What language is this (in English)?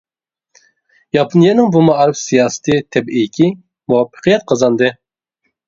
Uyghur